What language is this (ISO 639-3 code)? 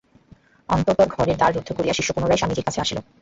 ben